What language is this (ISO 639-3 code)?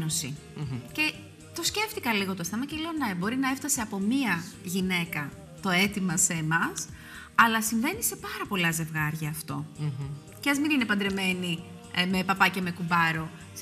ell